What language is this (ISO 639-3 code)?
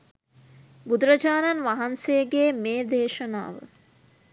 sin